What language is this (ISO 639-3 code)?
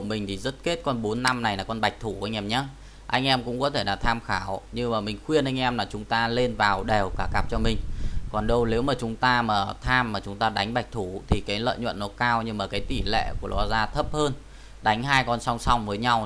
vie